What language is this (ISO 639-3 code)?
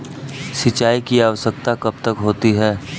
hin